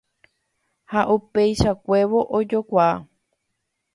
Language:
Guarani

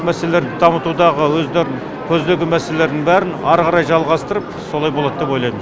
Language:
Kazakh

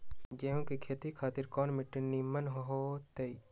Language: Magahi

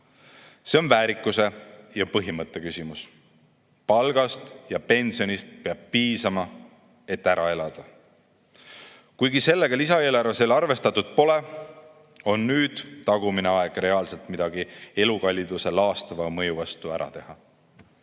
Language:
Estonian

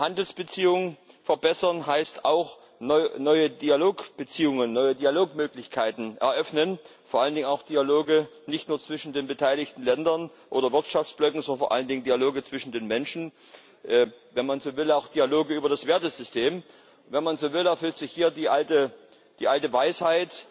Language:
German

